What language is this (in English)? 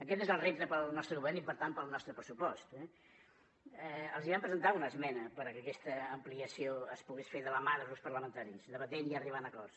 Catalan